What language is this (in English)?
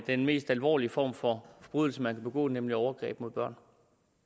Danish